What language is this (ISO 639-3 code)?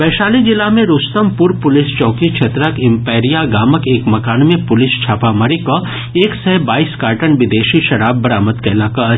mai